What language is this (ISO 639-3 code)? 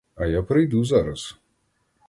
ukr